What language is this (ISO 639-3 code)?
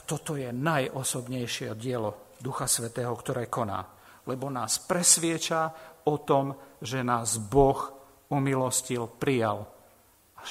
slk